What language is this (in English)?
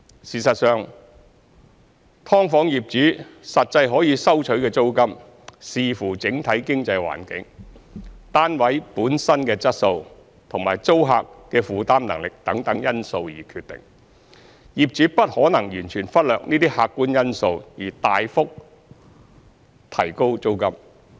Cantonese